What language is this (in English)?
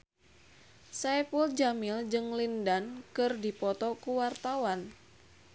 Sundanese